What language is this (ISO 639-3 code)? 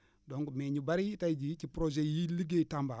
wol